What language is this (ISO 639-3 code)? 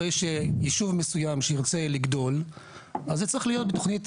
heb